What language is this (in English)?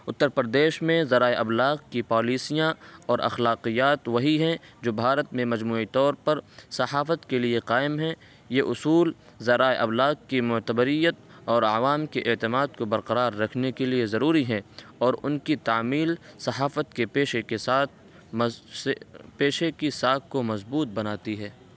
Urdu